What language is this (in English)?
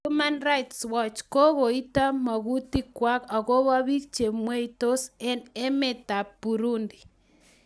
Kalenjin